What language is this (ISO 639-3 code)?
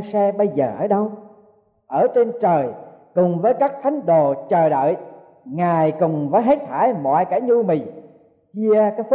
vie